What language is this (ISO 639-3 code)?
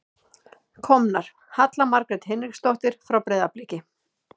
isl